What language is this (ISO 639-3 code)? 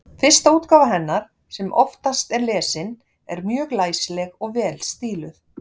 isl